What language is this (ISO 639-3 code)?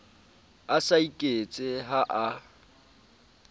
sot